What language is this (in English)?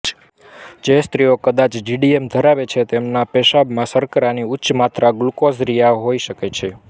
Gujarati